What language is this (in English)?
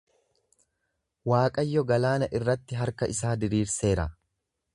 Oromo